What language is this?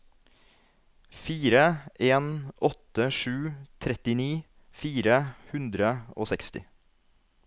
Norwegian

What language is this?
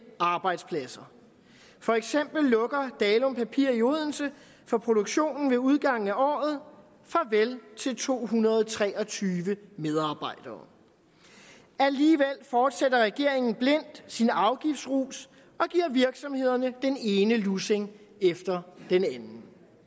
Danish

